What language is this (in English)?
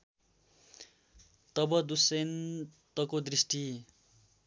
Nepali